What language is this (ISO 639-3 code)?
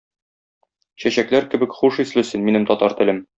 tat